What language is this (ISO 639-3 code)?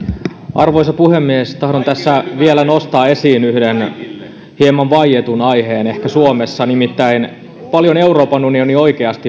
fin